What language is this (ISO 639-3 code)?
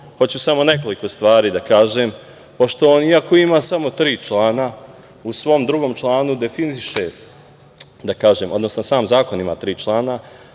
srp